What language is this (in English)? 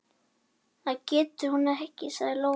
Icelandic